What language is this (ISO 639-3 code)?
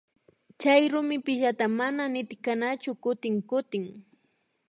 qvi